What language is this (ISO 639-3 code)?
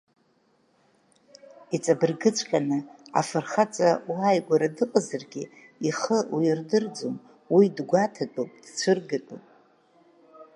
abk